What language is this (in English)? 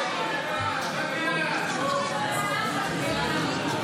Hebrew